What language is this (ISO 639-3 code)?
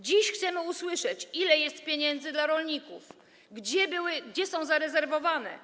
pol